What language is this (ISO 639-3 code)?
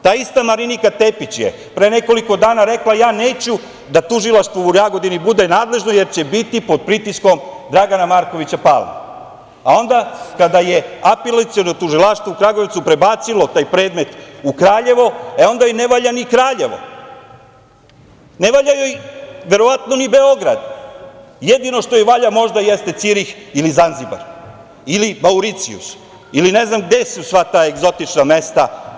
srp